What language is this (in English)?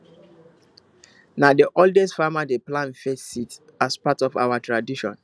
Nigerian Pidgin